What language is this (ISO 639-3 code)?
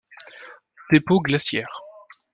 fra